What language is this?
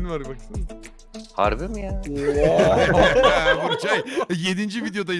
Turkish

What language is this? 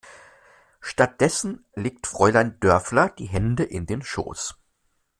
German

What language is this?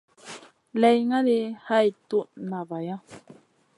Masana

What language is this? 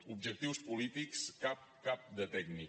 Catalan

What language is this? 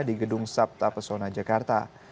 Indonesian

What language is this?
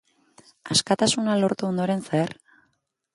Basque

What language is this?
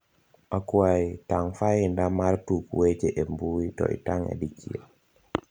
Luo (Kenya and Tanzania)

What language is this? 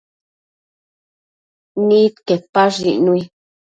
Matsés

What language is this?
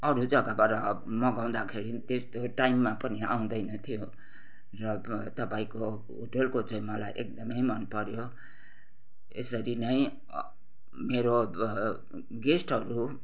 Nepali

